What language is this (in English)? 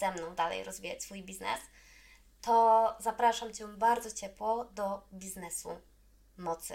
Polish